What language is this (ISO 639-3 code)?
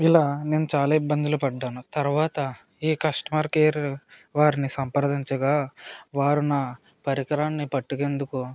tel